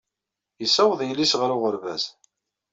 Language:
Kabyle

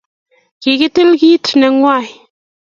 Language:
Kalenjin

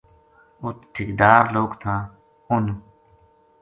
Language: Gujari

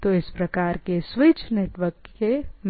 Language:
Hindi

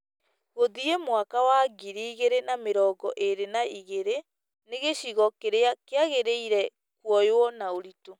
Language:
Kikuyu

